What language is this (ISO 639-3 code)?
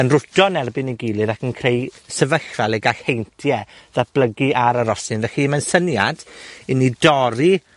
cym